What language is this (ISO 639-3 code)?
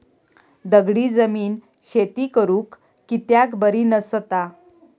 mar